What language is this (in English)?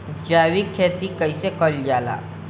Bhojpuri